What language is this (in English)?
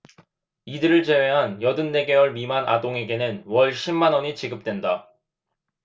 Korean